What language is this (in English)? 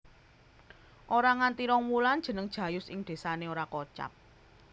Javanese